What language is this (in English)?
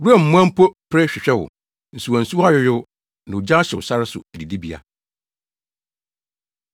Akan